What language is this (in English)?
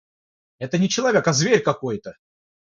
Russian